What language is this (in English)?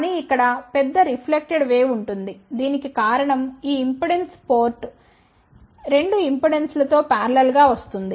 Telugu